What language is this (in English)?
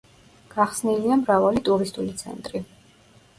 Georgian